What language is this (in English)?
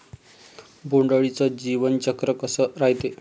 Marathi